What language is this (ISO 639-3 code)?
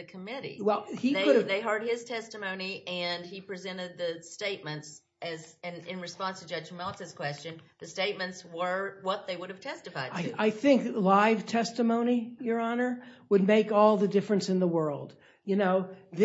eng